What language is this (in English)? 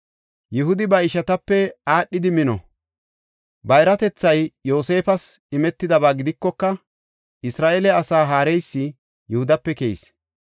Gofa